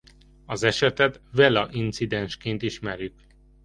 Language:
Hungarian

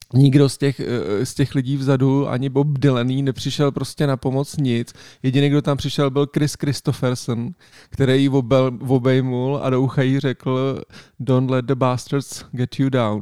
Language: Czech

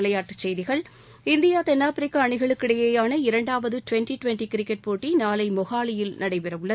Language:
Tamil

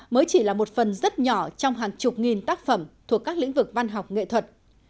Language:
Vietnamese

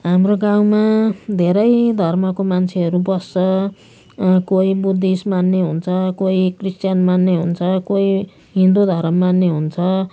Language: Nepali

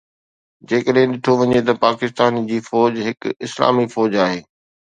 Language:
Sindhi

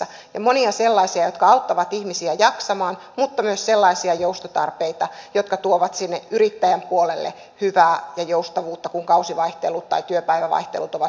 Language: Finnish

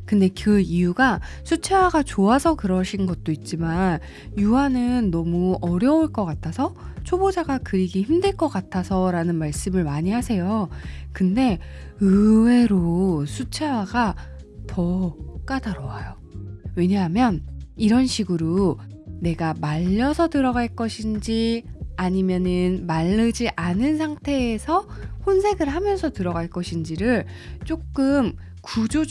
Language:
Korean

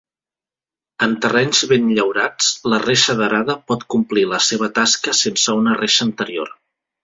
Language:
Catalan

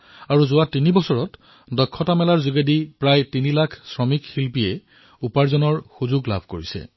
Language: Assamese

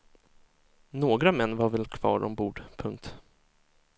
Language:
Swedish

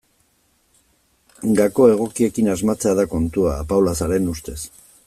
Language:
Basque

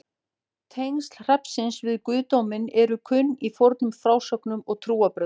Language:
Icelandic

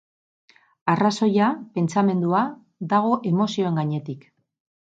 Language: Basque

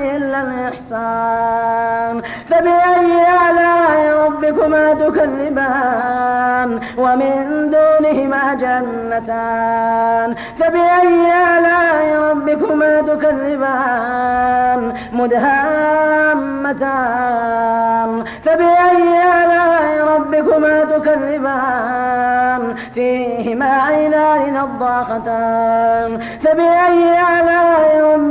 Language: Arabic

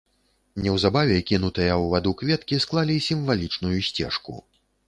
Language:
Belarusian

